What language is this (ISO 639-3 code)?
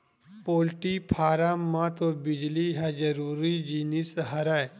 hne